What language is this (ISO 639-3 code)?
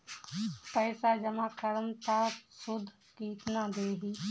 bho